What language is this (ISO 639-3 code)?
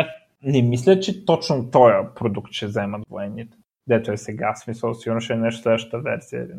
bul